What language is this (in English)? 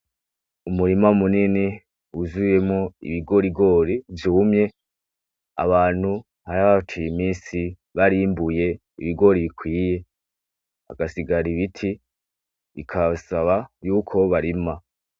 Rundi